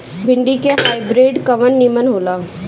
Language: Bhojpuri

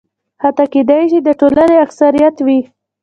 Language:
Pashto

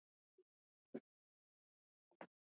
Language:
Swahili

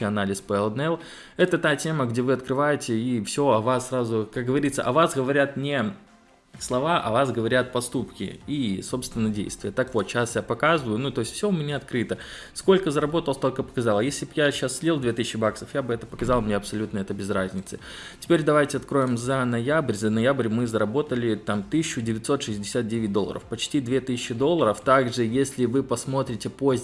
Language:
Russian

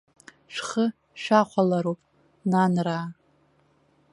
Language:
Abkhazian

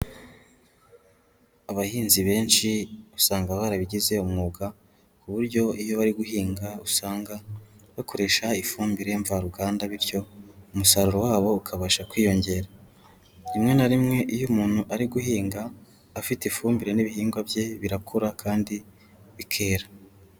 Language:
Kinyarwanda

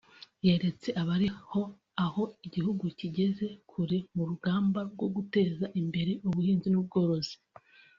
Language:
Kinyarwanda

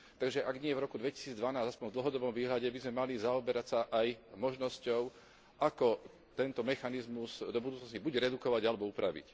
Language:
Slovak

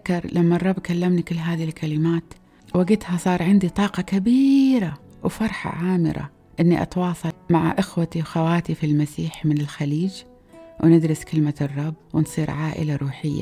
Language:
Arabic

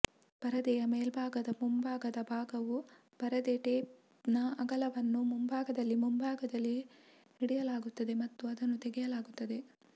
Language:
Kannada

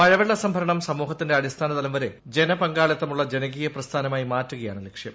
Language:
Malayalam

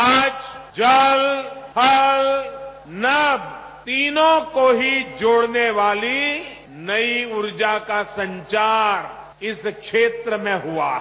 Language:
Hindi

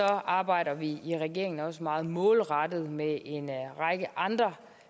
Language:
Danish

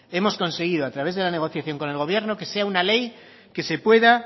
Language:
Spanish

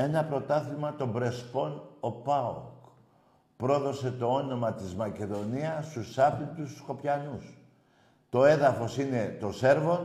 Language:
Greek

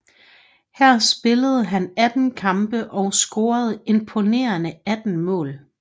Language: Danish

